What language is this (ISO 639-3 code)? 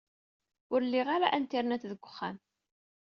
kab